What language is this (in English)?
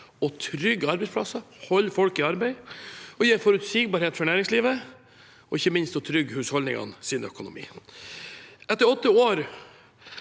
Norwegian